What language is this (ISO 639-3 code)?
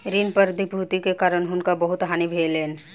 mai